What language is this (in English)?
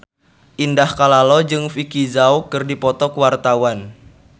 Sundanese